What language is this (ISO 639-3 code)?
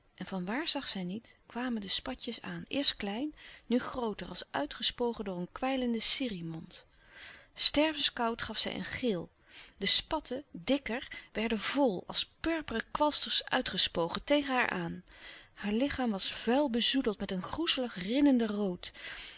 nld